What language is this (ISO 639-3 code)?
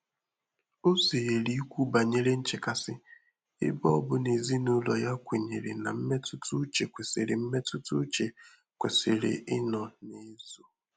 ibo